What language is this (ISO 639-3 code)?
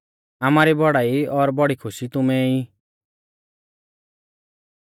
bfz